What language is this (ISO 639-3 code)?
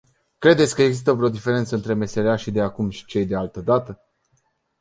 ron